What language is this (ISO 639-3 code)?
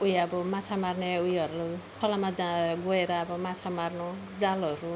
nep